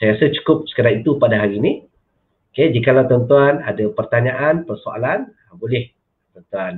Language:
Malay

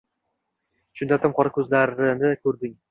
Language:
Uzbek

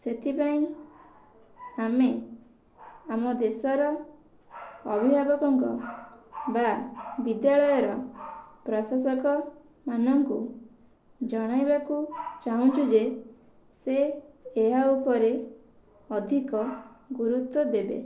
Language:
Odia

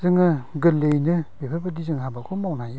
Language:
Bodo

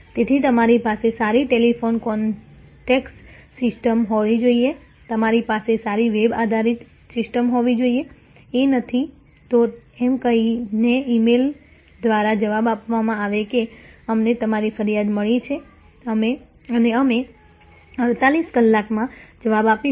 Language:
Gujarati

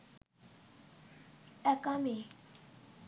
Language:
Bangla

